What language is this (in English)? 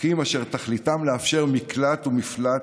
Hebrew